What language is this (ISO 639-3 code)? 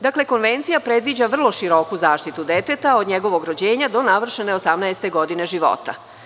srp